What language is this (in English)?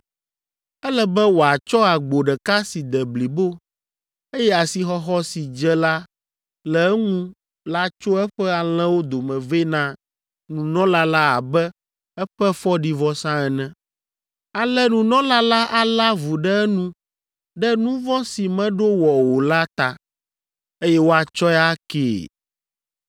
Ewe